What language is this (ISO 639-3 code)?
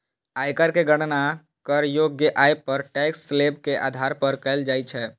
mai